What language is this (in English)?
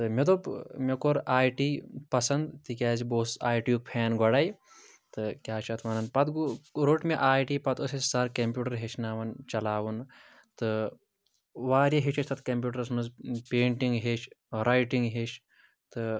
Kashmiri